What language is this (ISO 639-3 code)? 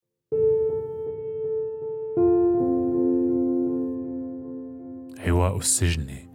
ara